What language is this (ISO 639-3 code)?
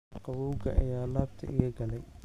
som